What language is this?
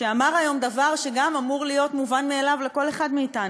Hebrew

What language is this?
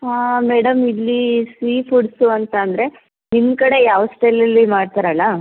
Kannada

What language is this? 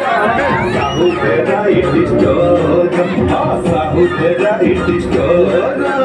Thai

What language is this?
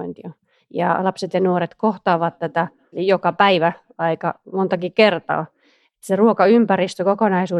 Finnish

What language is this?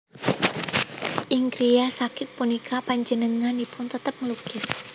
Javanese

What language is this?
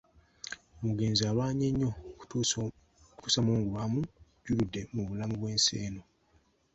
Ganda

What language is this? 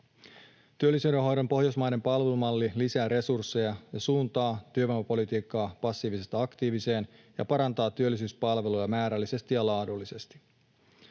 Finnish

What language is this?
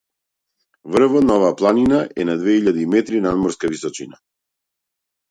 Macedonian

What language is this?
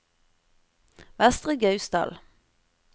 Norwegian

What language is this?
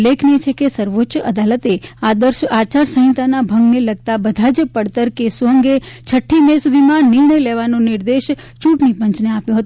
Gujarati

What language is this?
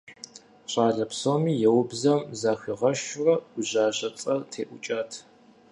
Kabardian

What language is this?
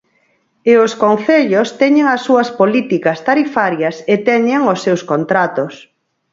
Galician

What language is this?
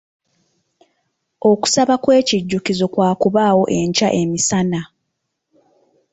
Ganda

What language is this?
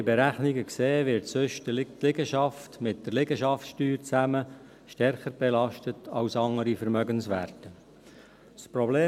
Swiss German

